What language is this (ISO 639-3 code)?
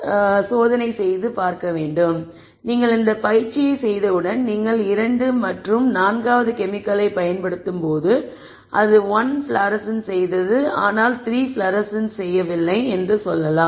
tam